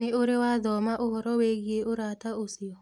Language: Kikuyu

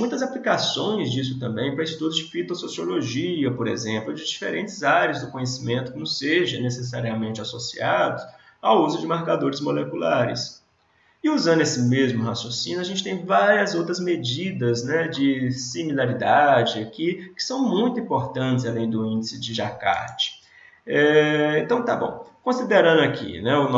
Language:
Portuguese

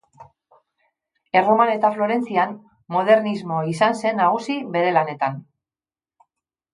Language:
Basque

